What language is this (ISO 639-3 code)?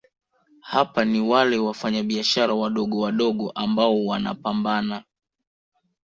swa